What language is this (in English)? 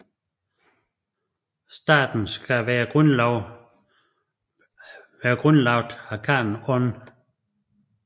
Danish